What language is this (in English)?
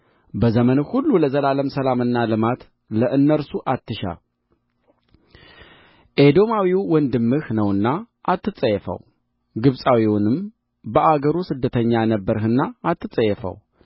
Amharic